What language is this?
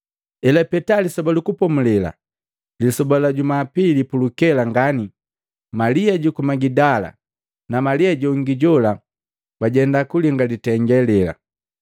Matengo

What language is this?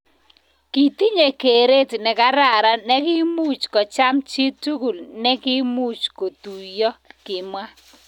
Kalenjin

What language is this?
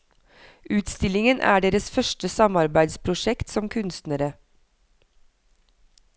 Norwegian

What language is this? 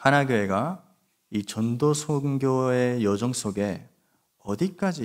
Korean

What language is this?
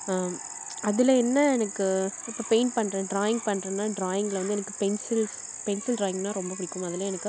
Tamil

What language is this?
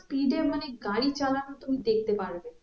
Bangla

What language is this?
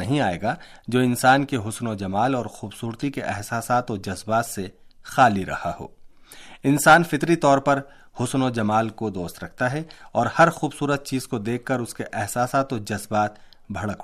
Urdu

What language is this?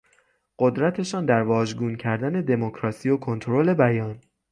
Persian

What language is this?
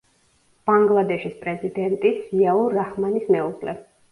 Georgian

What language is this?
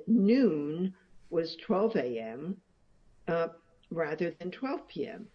English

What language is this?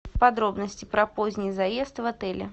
Russian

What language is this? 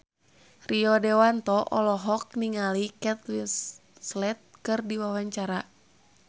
Sundanese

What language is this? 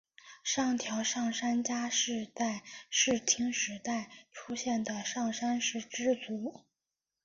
Chinese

